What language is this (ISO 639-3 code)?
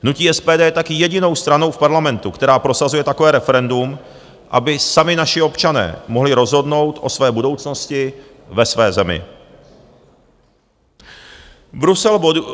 ces